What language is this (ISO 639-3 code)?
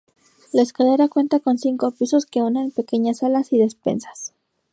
spa